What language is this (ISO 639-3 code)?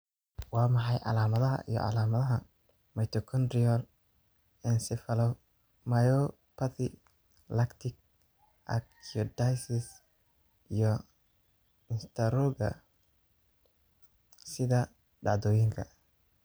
som